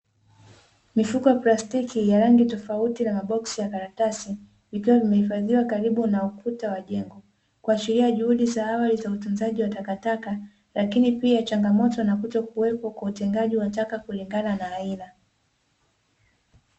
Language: Swahili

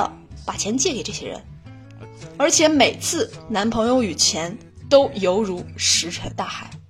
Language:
Chinese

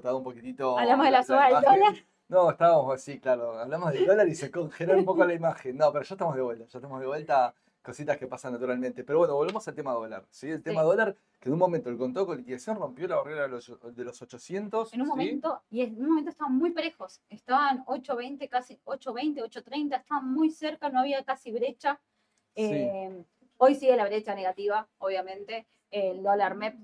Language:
Spanish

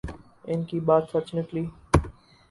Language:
Urdu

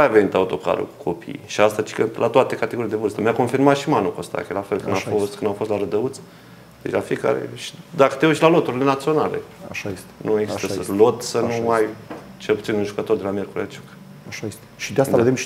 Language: Romanian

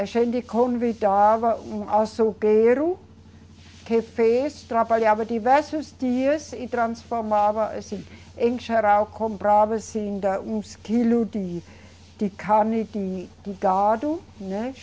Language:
Portuguese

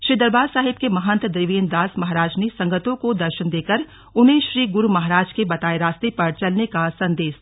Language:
Hindi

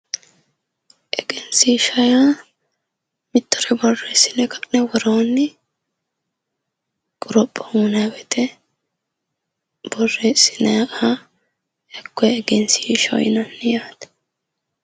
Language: Sidamo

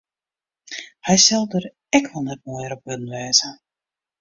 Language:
Western Frisian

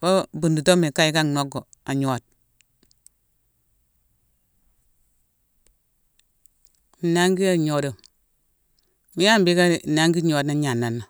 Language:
Mansoanka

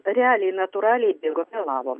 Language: Lithuanian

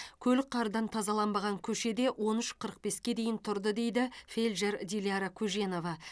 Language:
Kazakh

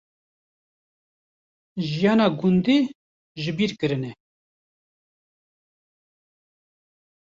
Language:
Kurdish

